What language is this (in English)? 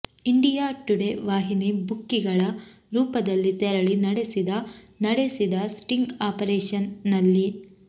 Kannada